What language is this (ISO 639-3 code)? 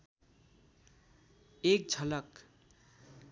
nep